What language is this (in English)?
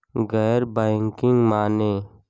Bhojpuri